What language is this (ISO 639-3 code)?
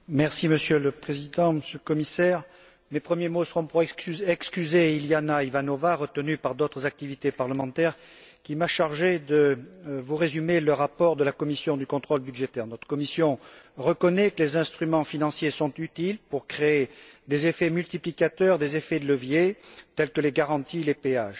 fra